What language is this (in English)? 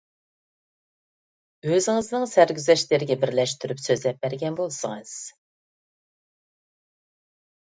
Uyghur